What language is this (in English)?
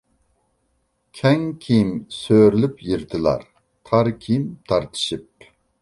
Uyghur